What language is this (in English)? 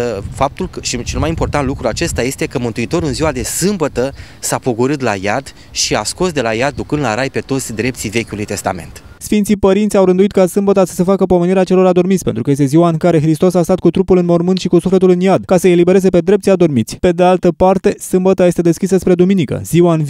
Romanian